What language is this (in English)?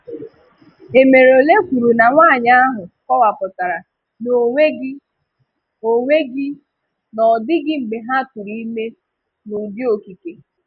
Igbo